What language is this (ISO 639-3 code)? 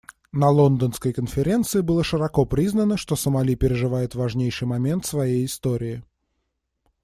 rus